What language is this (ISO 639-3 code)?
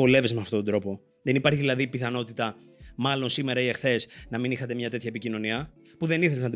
ell